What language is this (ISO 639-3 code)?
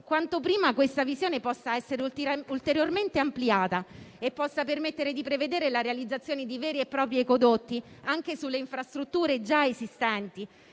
ita